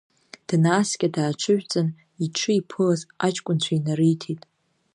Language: Abkhazian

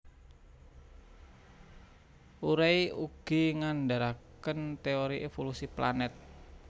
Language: Javanese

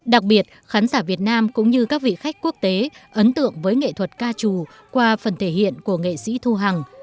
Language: Vietnamese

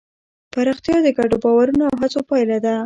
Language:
Pashto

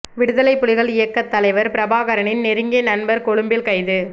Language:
Tamil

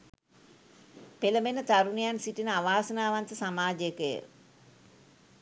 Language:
Sinhala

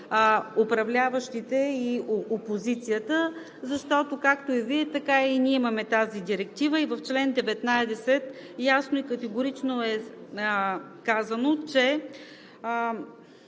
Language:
Bulgarian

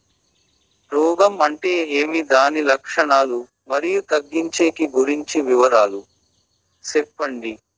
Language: Telugu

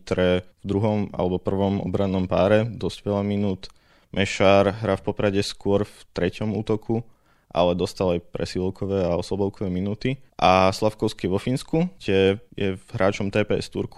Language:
Slovak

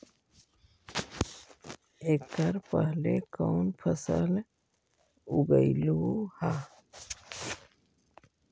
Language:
Magahi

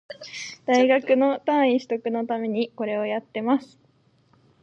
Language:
Japanese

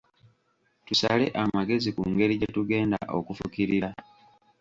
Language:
Ganda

